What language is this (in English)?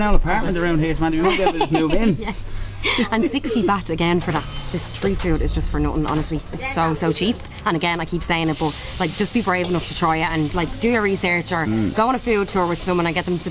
English